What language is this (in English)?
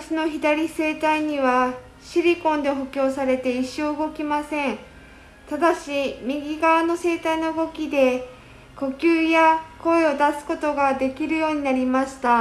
Japanese